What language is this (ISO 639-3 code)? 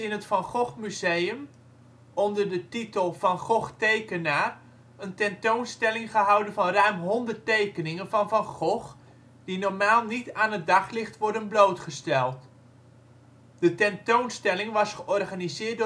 nld